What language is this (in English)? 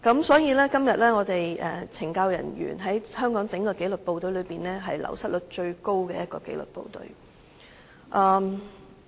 Cantonese